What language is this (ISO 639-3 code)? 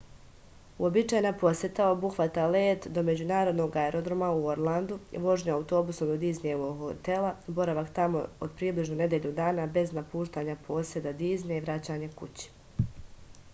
srp